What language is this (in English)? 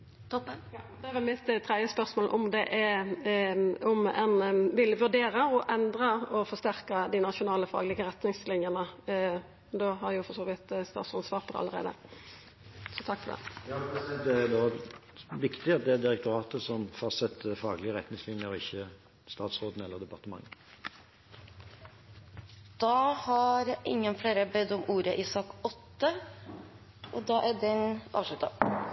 Norwegian